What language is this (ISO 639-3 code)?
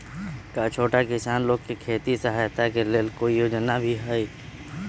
mag